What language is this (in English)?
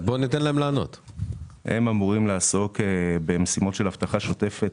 Hebrew